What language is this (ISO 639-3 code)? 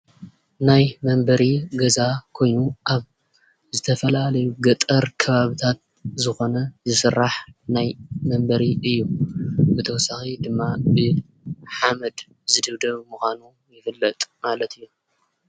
tir